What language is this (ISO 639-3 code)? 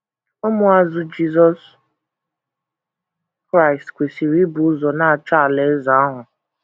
ibo